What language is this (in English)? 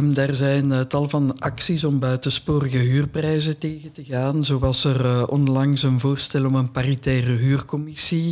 Dutch